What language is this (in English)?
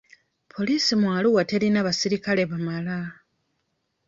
Ganda